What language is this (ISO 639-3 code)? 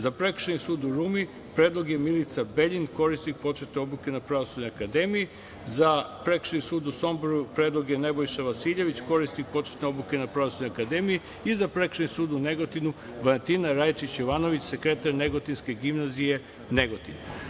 srp